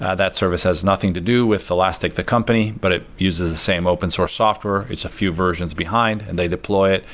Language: English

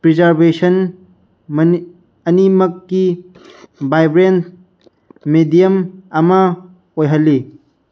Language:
Manipuri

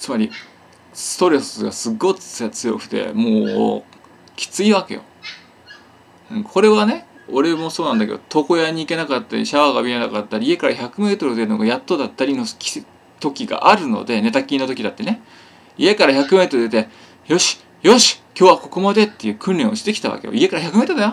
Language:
Japanese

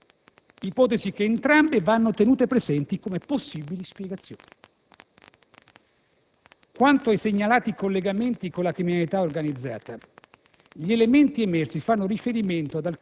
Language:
Italian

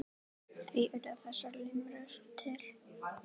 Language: Icelandic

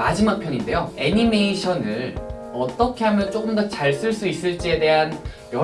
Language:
Korean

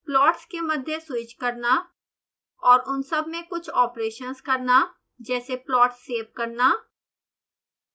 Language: Hindi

